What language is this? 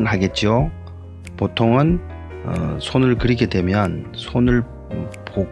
Korean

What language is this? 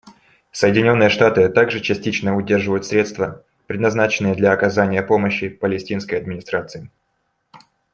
Russian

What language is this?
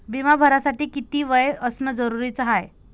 Marathi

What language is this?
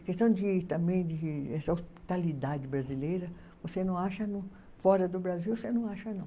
Portuguese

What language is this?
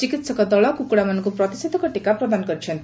Odia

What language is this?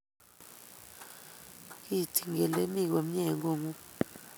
Kalenjin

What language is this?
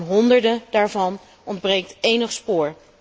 Dutch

